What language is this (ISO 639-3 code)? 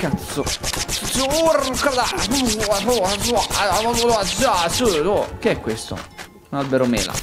ita